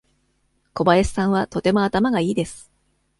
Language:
Japanese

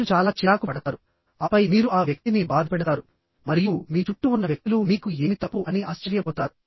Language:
Telugu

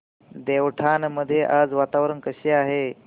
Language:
Marathi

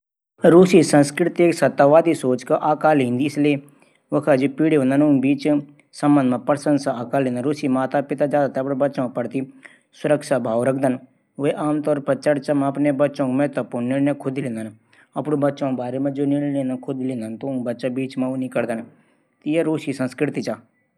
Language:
Garhwali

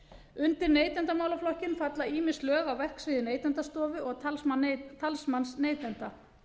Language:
Icelandic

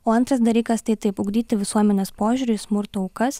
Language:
Lithuanian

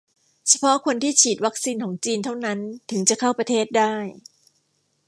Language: Thai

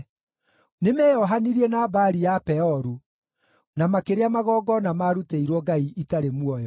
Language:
Kikuyu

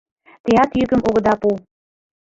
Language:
Mari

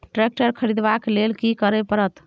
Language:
Maithili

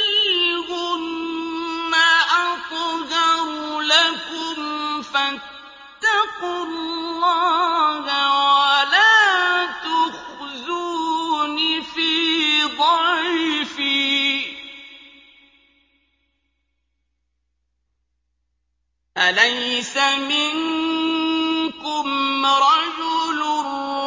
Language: Arabic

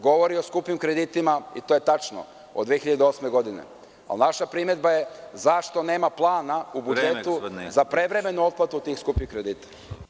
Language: Serbian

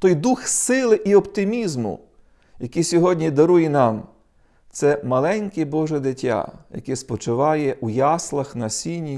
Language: Ukrainian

